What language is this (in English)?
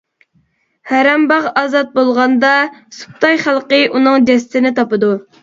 Uyghur